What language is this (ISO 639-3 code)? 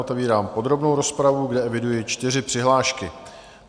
ces